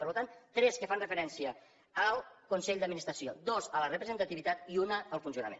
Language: Catalan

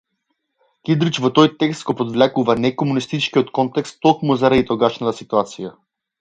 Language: Macedonian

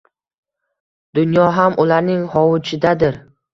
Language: Uzbek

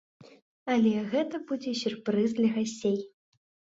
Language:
Belarusian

